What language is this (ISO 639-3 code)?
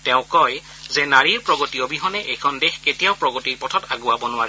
asm